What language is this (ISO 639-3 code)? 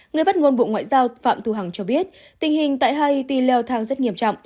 vie